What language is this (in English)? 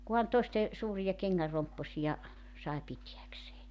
Finnish